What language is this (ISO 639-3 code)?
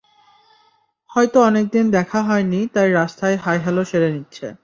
ben